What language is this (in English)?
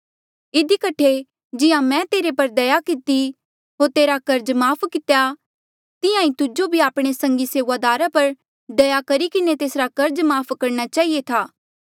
Mandeali